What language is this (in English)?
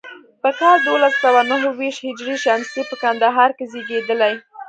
Pashto